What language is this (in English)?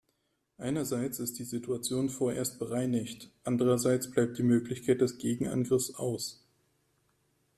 German